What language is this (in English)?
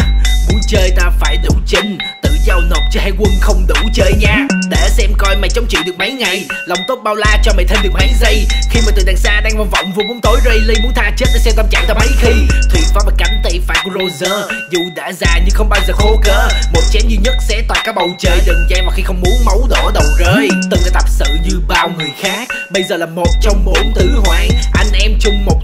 Vietnamese